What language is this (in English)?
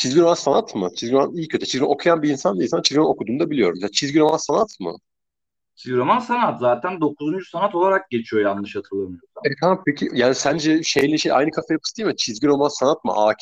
Turkish